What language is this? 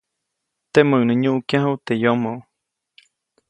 Copainalá Zoque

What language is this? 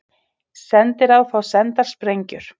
Icelandic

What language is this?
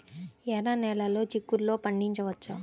Telugu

